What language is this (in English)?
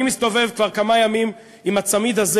Hebrew